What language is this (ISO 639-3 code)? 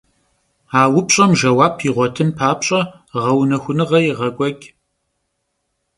kbd